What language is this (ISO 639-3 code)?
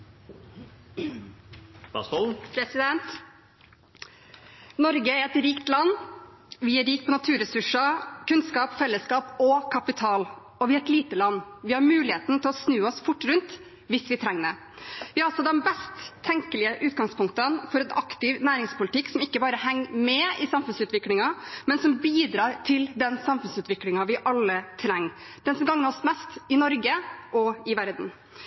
nor